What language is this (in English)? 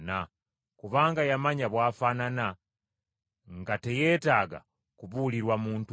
Ganda